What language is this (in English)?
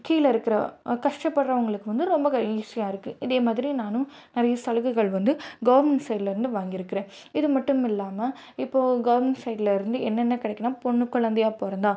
Tamil